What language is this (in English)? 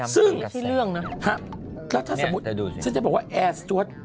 Thai